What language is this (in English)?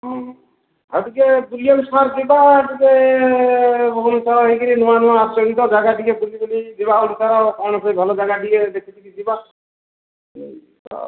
Odia